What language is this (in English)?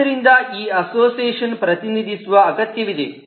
Kannada